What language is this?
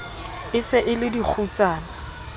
Southern Sotho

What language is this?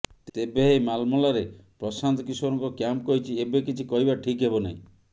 Odia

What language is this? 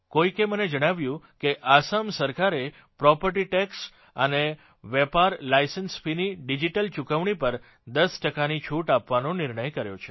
Gujarati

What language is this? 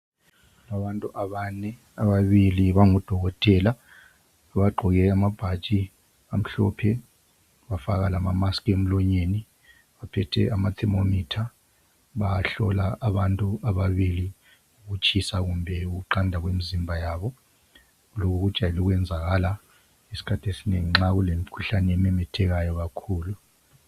North Ndebele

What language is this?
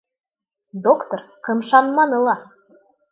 Bashkir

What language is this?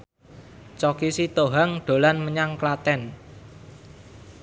Javanese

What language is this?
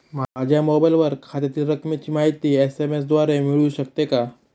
Marathi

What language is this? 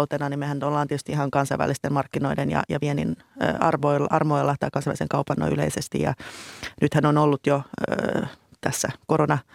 Finnish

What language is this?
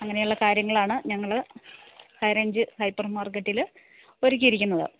Malayalam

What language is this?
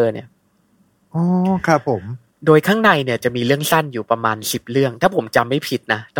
Thai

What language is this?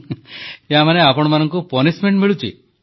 Odia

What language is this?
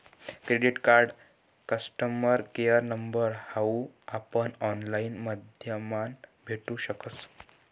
Marathi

